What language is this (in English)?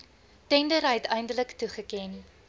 Afrikaans